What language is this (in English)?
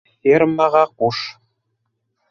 Bashkir